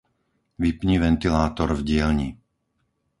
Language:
Slovak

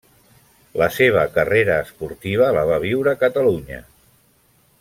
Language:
Catalan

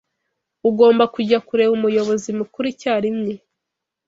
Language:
Kinyarwanda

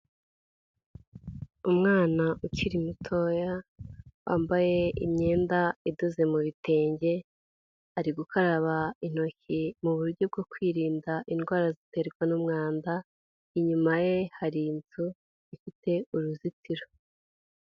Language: Kinyarwanda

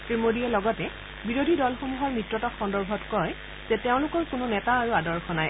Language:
Assamese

